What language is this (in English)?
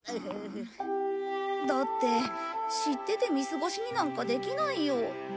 Japanese